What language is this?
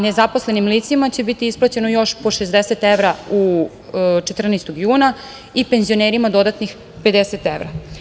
Serbian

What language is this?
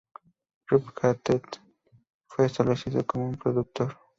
Spanish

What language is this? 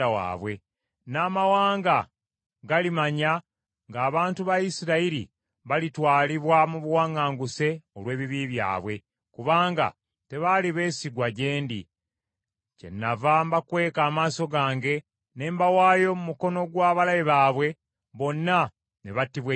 Ganda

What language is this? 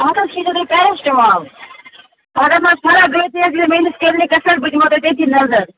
Kashmiri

